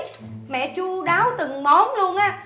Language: Vietnamese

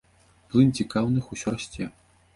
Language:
Belarusian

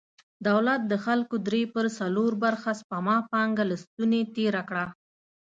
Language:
Pashto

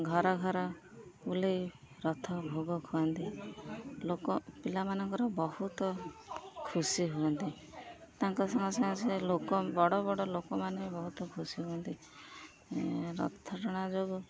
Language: Odia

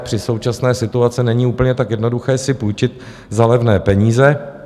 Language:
Czech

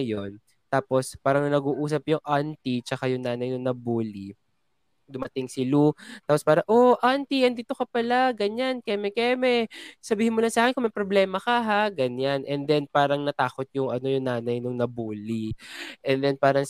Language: Filipino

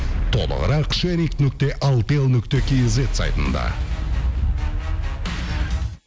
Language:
Kazakh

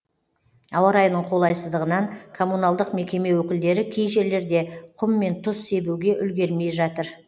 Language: Kazakh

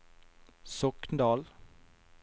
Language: Norwegian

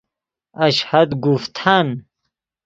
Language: Persian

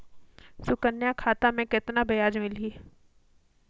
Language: Chhattisgarhi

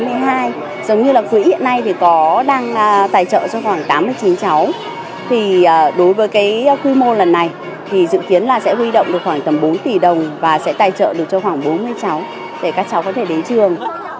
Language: Vietnamese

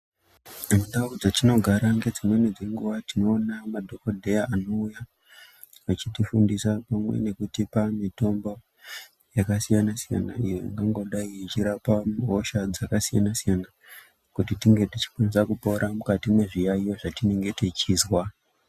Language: Ndau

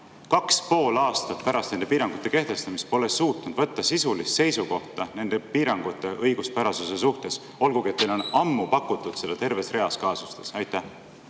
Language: Estonian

